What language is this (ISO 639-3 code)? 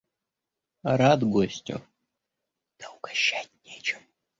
rus